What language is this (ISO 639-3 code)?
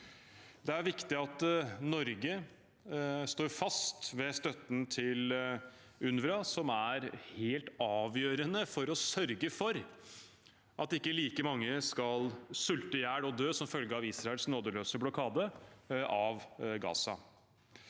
nor